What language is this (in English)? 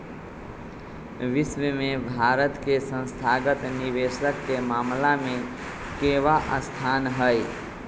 Magahi